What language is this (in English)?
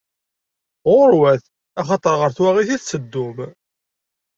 Kabyle